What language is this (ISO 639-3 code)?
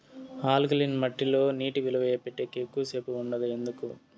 tel